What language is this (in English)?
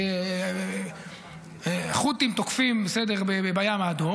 Hebrew